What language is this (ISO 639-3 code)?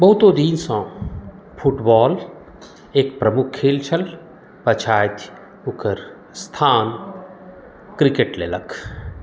mai